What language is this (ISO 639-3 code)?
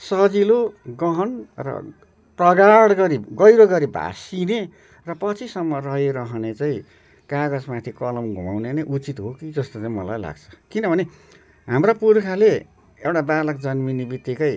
nep